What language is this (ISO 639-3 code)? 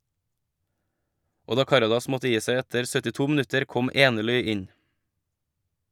nor